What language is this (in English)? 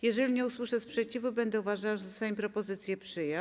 Polish